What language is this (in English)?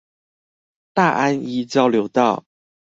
Chinese